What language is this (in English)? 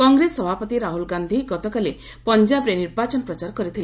Odia